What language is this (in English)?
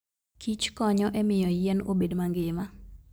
Luo (Kenya and Tanzania)